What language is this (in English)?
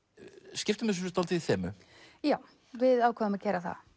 Icelandic